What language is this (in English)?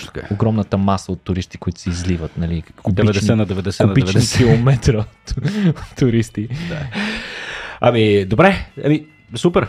Bulgarian